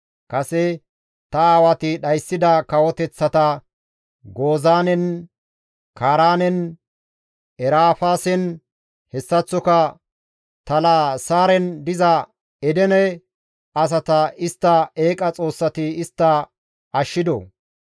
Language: Gamo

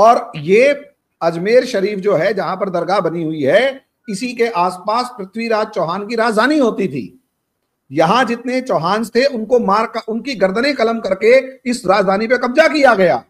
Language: Hindi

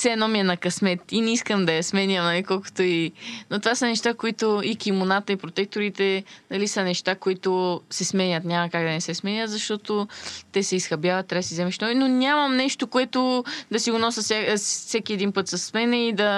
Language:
Bulgarian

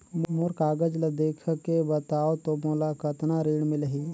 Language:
Chhattisgarhi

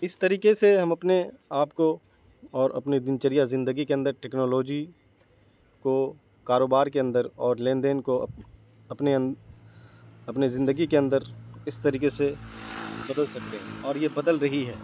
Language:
Urdu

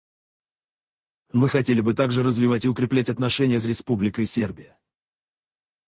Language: Russian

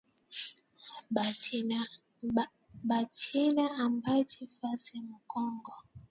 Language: Swahili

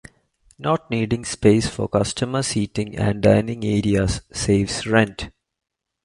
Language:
English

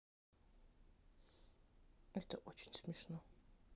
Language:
Russian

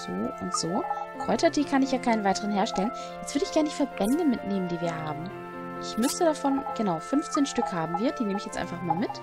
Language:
German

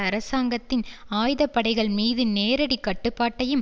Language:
Tamil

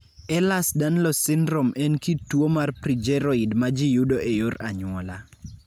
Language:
Luo (Kenya and Tanzania)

